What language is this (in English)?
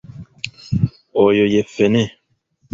Ganda